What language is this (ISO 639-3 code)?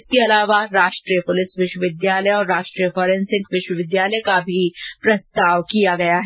hin